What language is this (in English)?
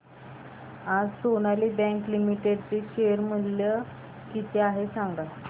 Marathi